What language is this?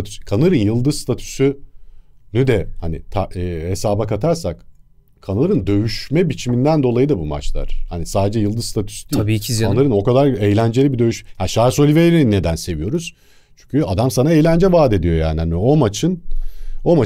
Turkish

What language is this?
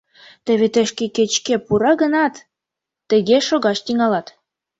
Mari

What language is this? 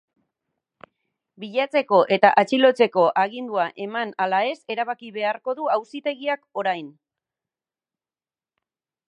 Basque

